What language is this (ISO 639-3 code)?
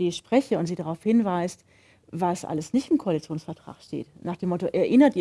deu